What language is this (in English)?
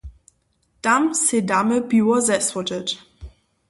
Upper Sorbian